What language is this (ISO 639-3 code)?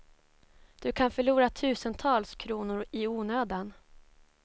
swe